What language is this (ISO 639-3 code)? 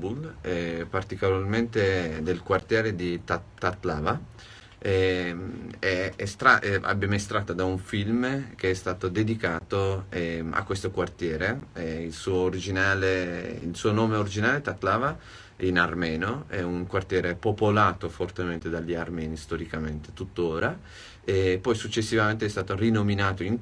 ita